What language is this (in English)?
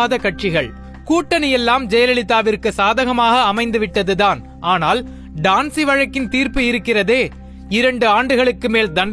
Tamil